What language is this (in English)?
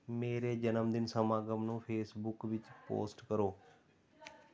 Punjabi